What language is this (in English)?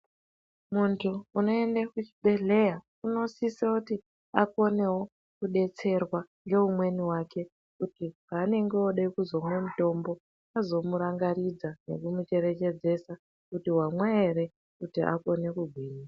Ndau